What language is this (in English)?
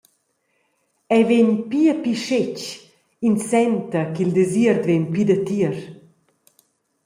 Romansh